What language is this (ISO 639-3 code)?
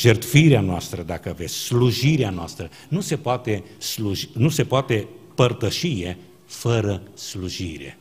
ron